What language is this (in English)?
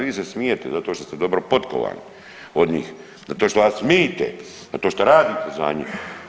Croatian